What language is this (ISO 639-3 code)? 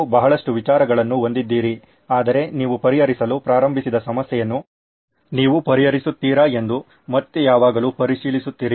kan